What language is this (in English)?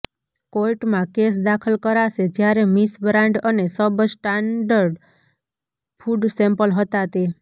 Gujarati